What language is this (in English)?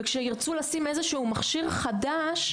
Hebrew